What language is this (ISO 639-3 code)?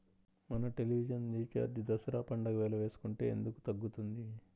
tel